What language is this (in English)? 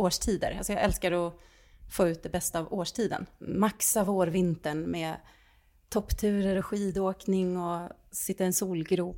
Swedish